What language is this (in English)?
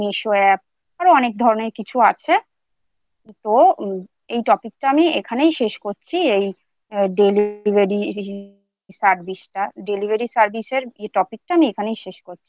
Bangla